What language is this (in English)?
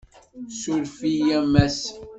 Kabyle